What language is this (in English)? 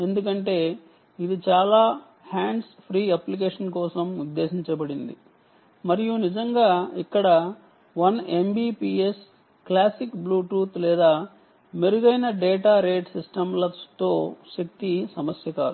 Telugu